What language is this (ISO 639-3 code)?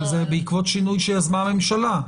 heb